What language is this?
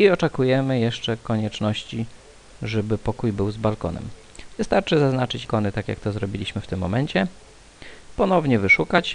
Polish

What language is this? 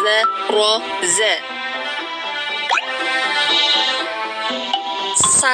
Indonesian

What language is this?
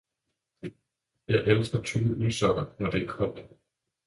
Danish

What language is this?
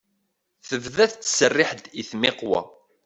Kabyle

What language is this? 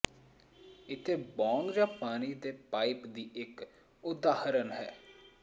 Punjabi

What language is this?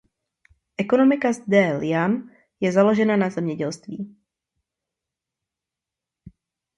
Czech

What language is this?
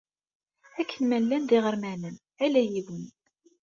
Kabyle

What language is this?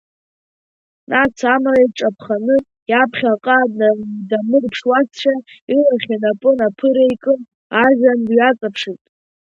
Abkhazian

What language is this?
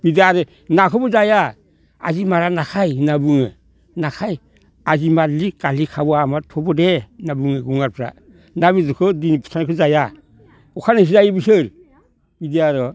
Bodo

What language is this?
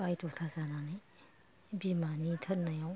Bodo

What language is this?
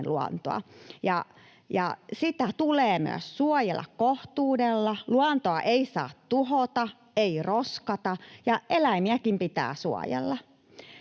Finnish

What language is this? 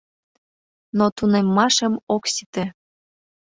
Mari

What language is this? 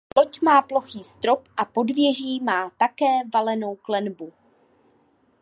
Czech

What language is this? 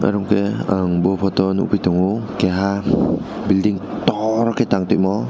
Kok Borok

